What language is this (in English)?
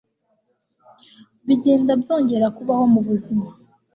Kinyarwanda